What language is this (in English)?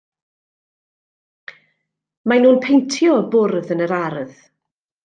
Welsh